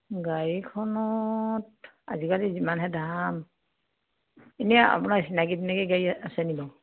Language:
Assamese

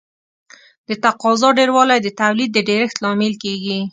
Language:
Pashto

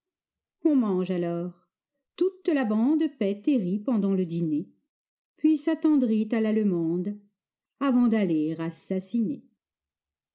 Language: French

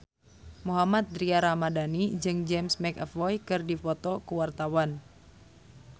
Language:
Sundanese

